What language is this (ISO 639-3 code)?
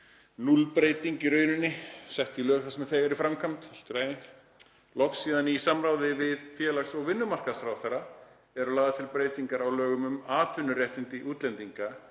isl